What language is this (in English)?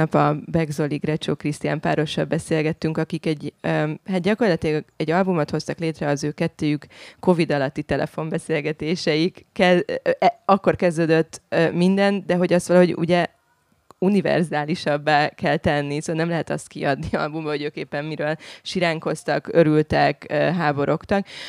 Hungarian